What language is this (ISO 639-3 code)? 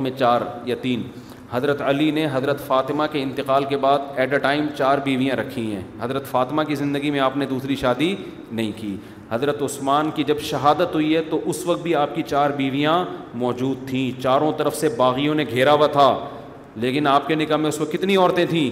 urd